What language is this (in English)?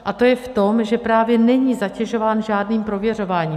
Czech